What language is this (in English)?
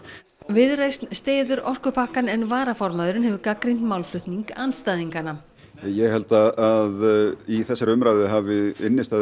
Icelandic